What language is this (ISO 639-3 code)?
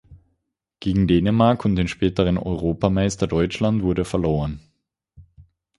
deu